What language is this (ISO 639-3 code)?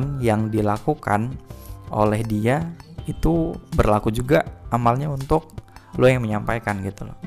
ind